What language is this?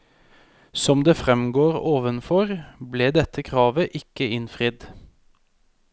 Norwegian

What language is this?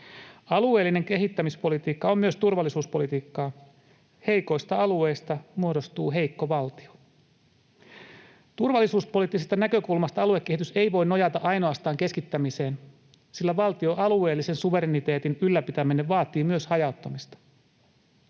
Finnish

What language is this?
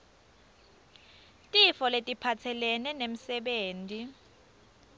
Swati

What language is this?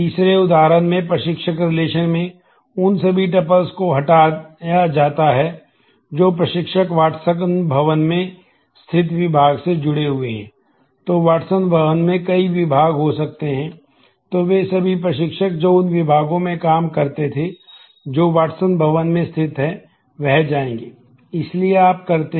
Hindi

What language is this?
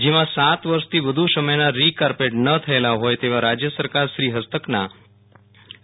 Gujarati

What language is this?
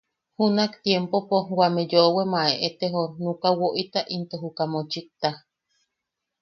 Yaqui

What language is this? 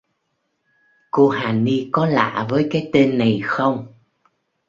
Vietnamese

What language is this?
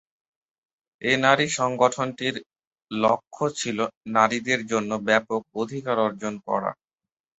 Bangla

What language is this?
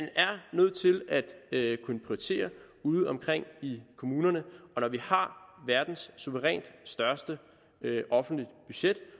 Danish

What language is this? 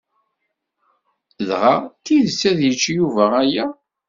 Kabyle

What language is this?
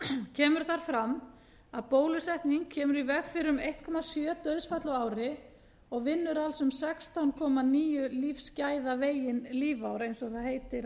Icelandic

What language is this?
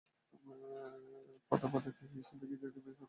Bangla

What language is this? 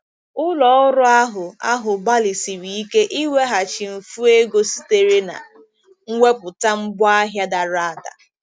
Igbo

